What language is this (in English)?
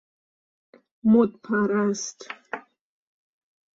Persian